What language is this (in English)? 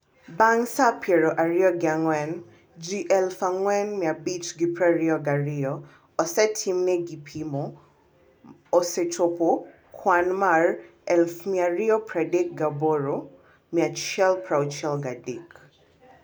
Luo (Kenya and Tanzania)